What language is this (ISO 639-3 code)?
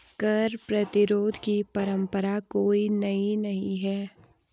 hin